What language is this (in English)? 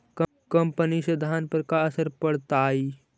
Magahi